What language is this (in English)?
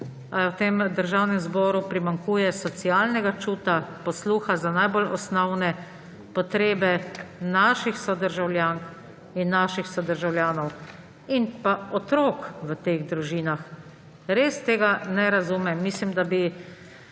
Slovenian